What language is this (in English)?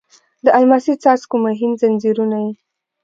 Pashto